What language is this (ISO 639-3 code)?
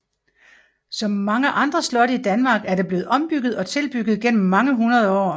dan